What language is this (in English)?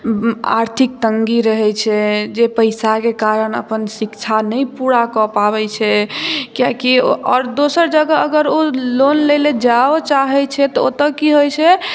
Maithili